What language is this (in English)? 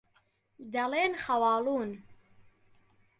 Central Kurdish